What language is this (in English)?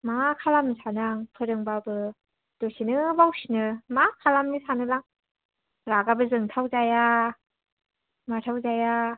Bodo